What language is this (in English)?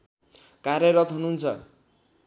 Nepali